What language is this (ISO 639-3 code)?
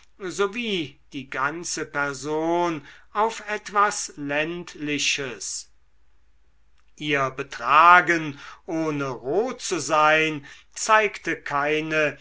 deu